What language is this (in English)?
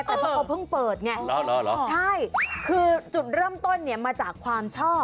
Thai